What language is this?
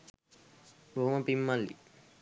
Sinhala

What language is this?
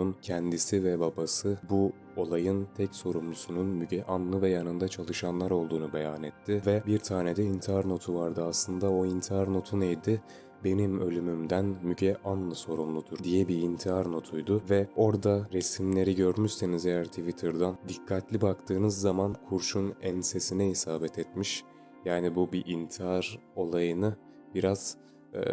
Turkish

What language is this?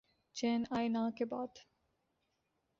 Urdu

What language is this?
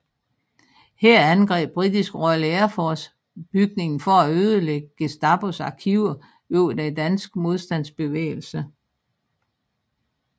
Danish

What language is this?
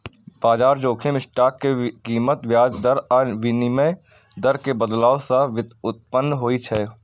Maithili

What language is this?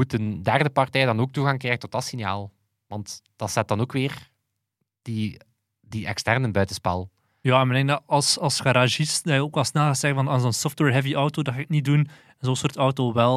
Dutch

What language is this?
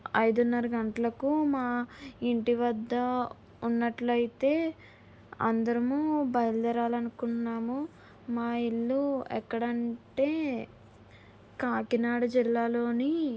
Telugu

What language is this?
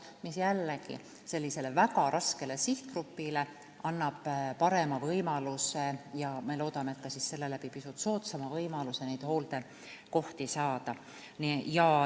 Estonian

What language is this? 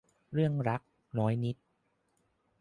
Thai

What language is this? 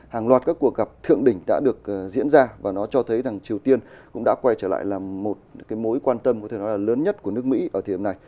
Vietnamese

